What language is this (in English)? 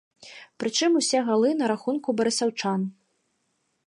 Belarusian